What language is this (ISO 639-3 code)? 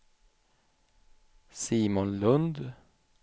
swe